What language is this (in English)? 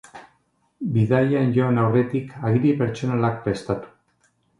Basque